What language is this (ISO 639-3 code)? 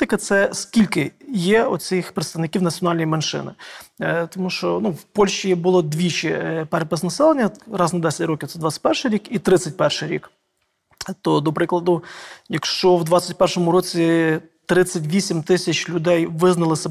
ukr